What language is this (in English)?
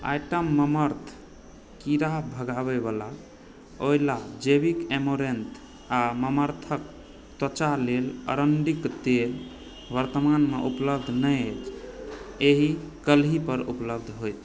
Maithili